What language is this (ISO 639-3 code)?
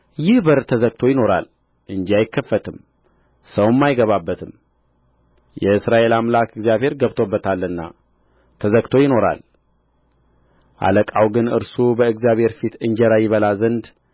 amh